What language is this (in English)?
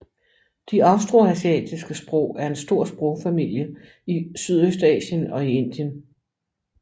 Danish